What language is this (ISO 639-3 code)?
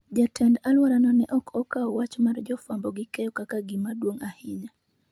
luo